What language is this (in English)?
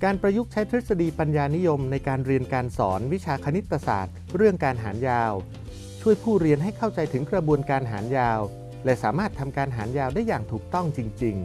Thai